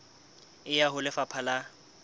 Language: Southern Sotho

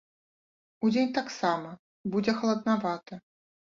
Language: Belarusian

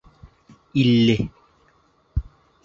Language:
Bashkir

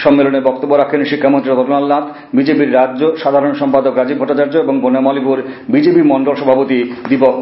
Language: Bangla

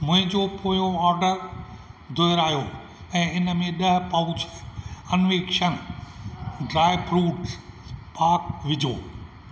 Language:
Sindhi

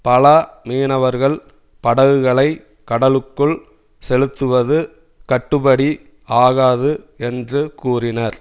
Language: Tamil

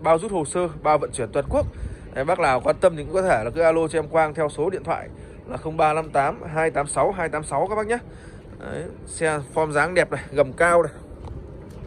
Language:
Vietnamese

